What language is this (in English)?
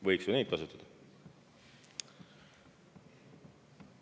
Estonian